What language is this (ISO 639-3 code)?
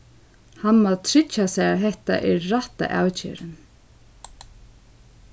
fao